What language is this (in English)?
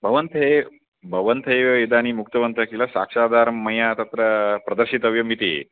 Sanskrit